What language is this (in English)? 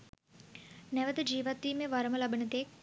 Sinhala